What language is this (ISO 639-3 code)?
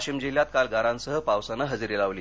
mar